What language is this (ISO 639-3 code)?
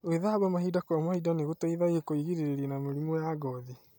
kik